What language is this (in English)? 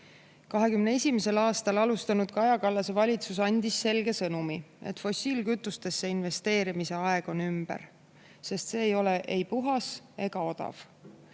Estonian